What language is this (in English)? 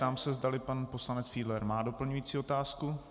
Czech